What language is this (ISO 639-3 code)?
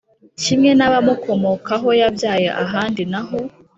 kin